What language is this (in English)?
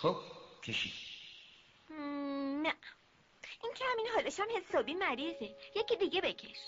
Persian